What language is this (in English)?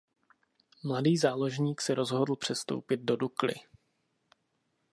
Czech